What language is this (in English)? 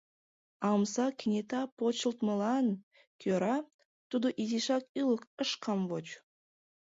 Mari